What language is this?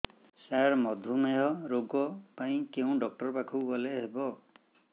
Odia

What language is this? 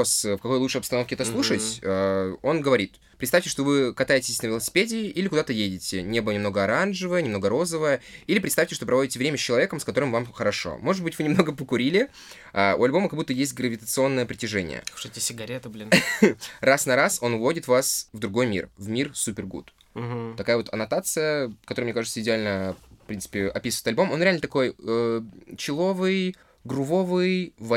Russian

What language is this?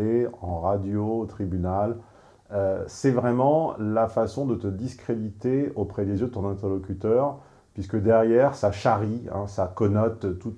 French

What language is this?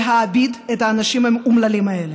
Hebrew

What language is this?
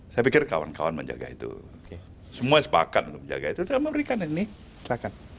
Indonesian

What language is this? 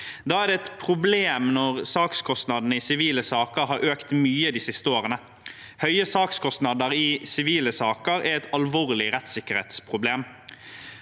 Norwegian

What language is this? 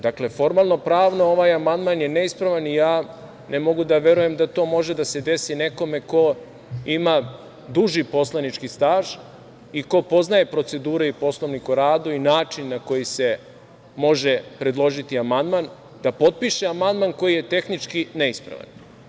Serbian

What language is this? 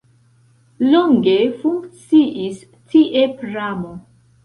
Esperanto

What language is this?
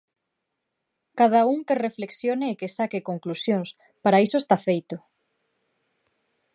Galician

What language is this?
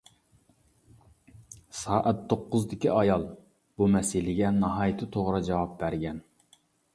Uyghur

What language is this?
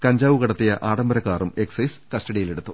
Malayalam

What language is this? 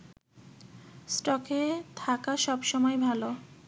Bangla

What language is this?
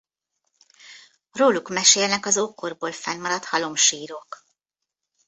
Hungarian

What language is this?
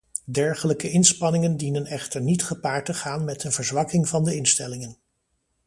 Dutch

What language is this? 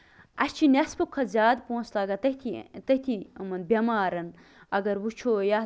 Kashmiri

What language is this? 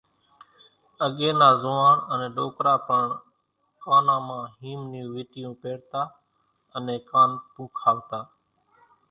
Kachi Koli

